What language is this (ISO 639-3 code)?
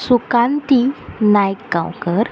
kok